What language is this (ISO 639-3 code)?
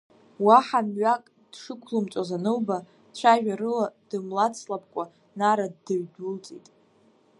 abk